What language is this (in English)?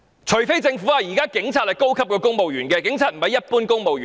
Cantonese